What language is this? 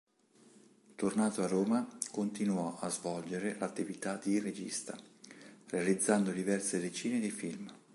Italian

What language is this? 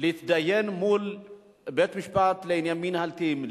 Hebrew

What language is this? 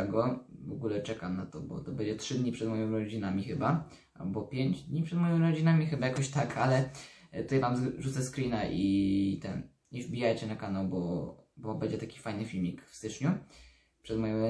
Polish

